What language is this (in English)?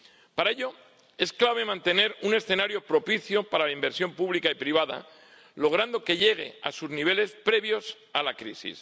Spanish